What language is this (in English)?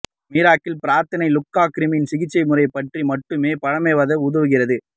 Tamil